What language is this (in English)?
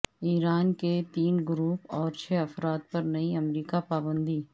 Urdu